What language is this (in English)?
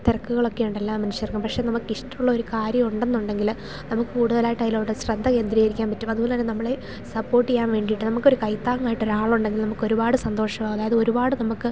Malayalam